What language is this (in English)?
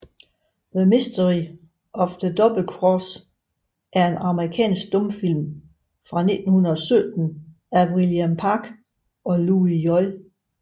Danish